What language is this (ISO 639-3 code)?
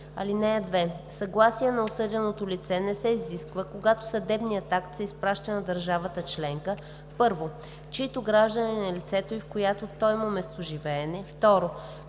bul